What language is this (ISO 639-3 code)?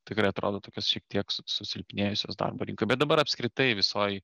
lit